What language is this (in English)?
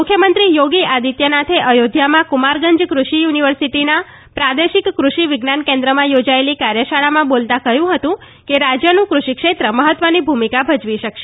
Gujarati